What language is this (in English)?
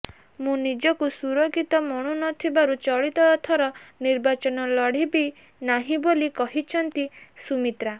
Odia